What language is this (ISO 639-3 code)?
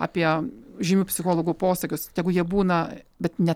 lit